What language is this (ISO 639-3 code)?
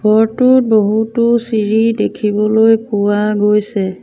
asm